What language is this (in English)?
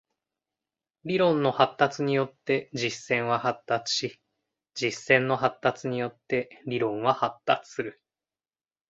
Japanese